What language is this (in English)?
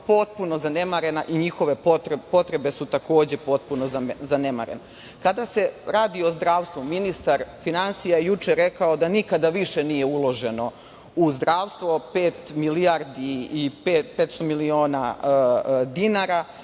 Serbian